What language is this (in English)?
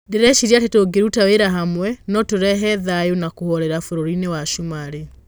Kikuyu